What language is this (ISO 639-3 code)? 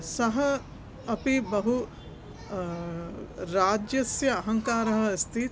san